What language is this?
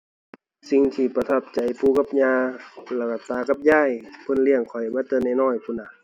Thai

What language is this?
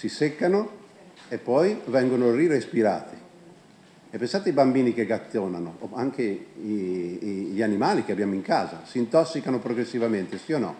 Italian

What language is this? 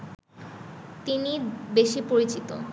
Bangla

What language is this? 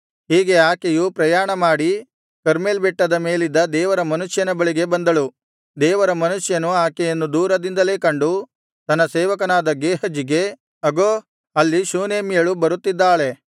Kannada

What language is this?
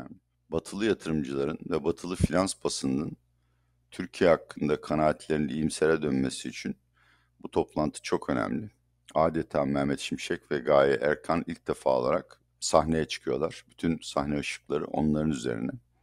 Turkish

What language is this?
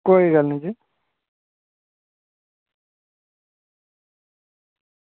Dogri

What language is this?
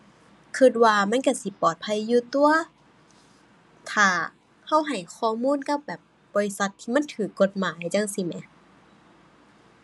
Thai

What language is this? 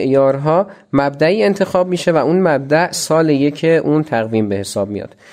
Persian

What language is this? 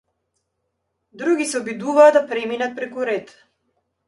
Macedonian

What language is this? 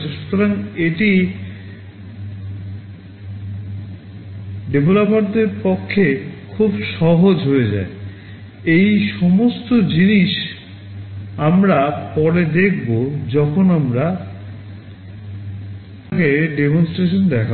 Bangla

